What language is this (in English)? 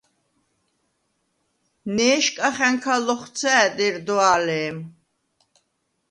Svan